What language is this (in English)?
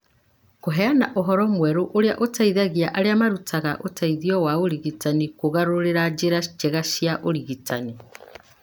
Kikuyu